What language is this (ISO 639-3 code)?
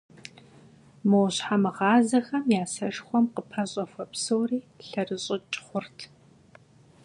kbd